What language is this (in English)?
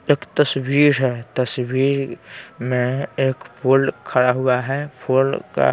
Hindi